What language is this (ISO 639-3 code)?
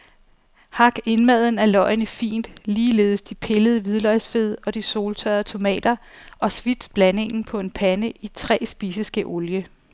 dan